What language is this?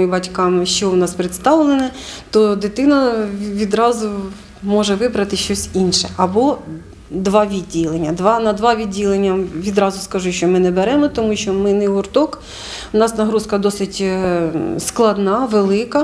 Ukrainian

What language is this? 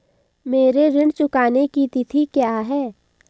Hindi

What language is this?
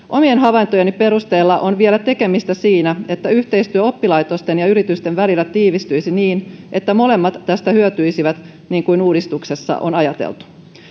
Finnish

